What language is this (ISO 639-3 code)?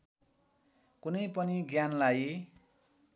nep